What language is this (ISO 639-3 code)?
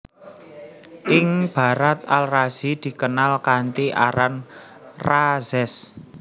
jav